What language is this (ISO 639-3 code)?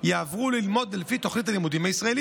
heb